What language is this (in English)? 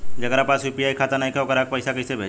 Bhojpuri